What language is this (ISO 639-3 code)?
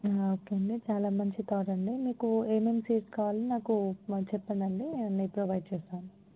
tel